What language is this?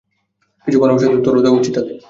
Bangla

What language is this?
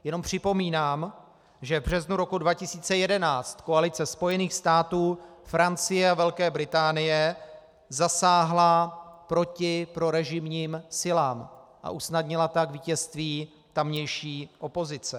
Czech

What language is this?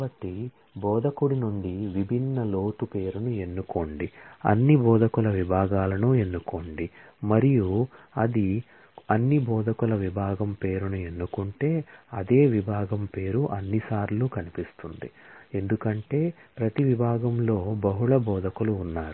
Telugu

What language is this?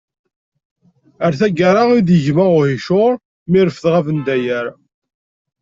Kabyle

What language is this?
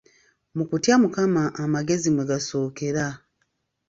Ganda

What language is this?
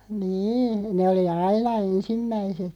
Finnish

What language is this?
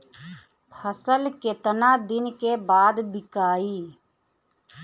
Bhojpuri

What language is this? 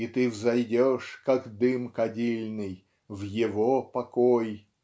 Russian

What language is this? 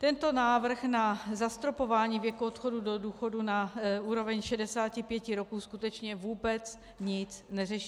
Czech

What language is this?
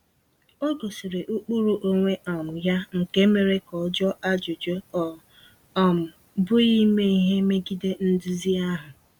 Igbo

